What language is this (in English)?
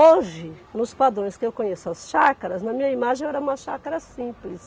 Portuguese